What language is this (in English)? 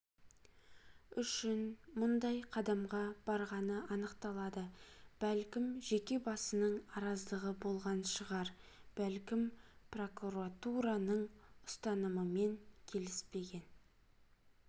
Kazakh